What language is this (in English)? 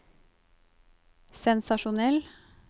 Norwegian